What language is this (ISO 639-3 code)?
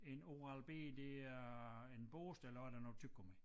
dan